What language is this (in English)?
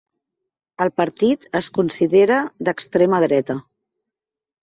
Catalan